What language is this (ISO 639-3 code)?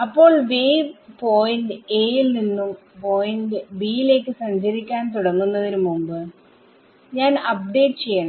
mal